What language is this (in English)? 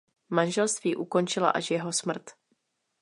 Czech